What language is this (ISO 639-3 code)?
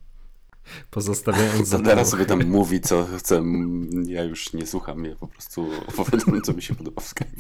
pol